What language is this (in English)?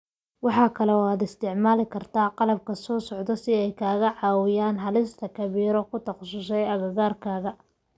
Somali